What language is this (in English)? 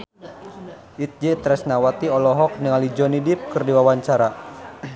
Sundanese